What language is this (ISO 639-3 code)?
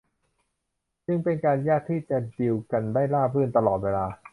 tha